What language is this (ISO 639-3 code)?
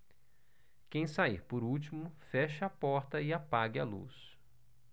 por